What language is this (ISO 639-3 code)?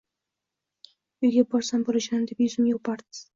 uzb